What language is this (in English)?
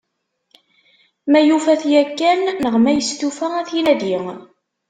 Kabyle